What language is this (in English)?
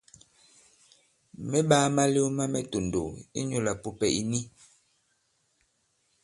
Bankon